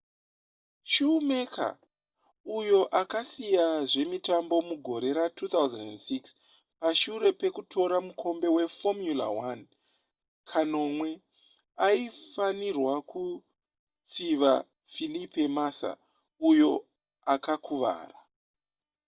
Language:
Shona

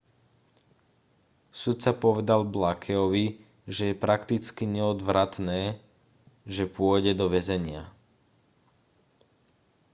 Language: Slovak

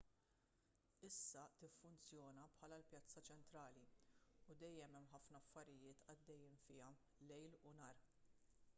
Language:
Maltese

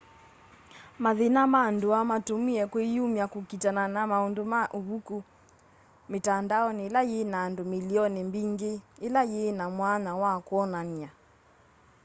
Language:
Kamba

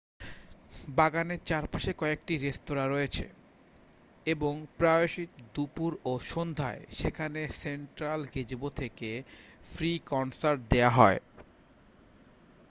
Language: Bangla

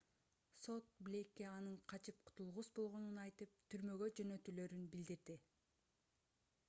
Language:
Kyrgyz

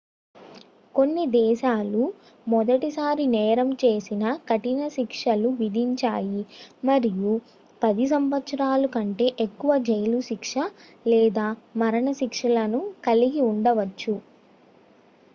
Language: Telugu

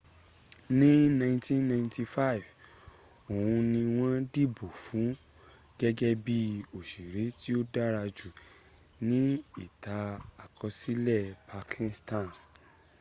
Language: Yoruba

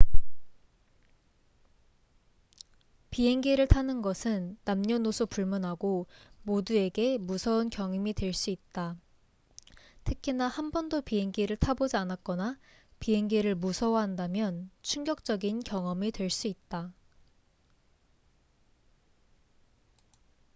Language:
Korean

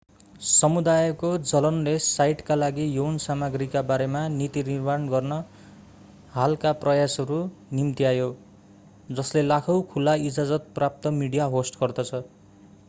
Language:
Nepali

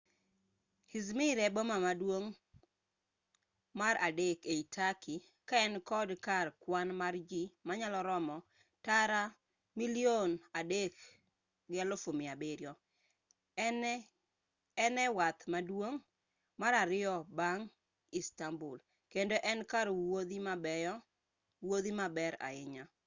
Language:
Luo (Kenya and Tanzania)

